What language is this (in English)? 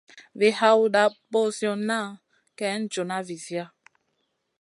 Masana